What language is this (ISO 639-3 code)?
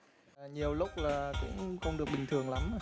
vie